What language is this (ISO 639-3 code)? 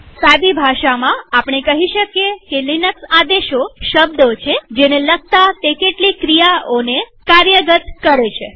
guj